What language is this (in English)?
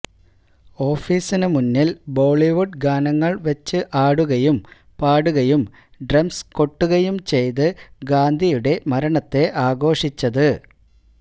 Malayalam